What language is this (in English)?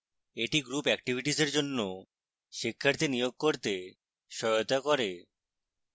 Bangla